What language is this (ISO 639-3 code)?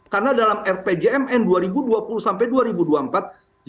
ind